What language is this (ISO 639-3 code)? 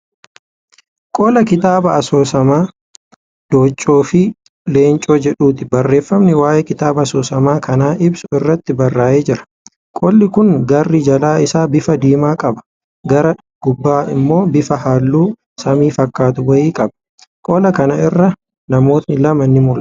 orm